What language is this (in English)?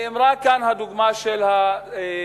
Hebrew